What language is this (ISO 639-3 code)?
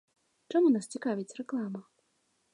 bel